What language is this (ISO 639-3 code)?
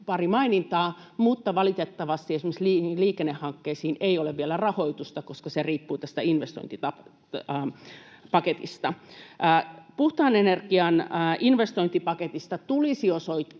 fin